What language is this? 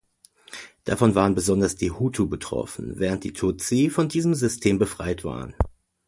German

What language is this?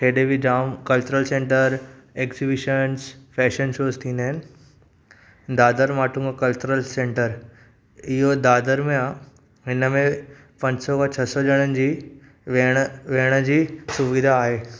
Sindhi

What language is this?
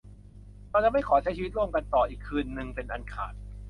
Thai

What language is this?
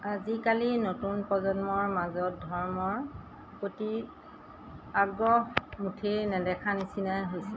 Assamese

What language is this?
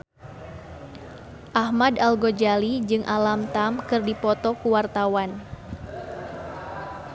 Sundanese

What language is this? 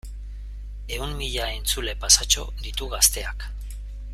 Basque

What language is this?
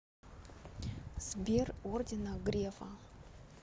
Russian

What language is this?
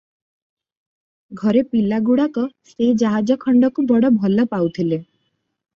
Odia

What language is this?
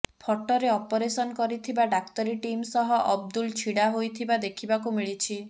Odia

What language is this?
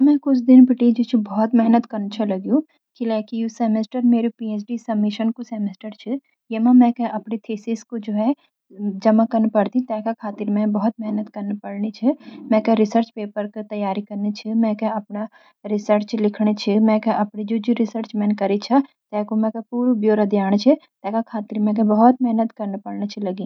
Garhwali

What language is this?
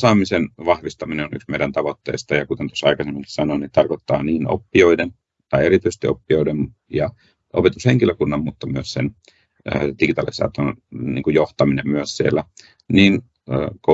Finnish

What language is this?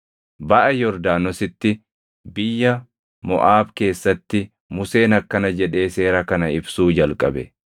Oromo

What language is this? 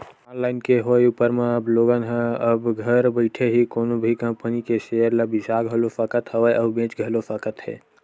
Chhattisgarhi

